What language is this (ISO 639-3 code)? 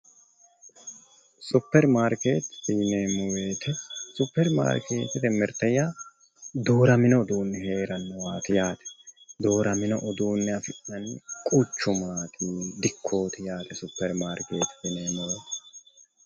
sid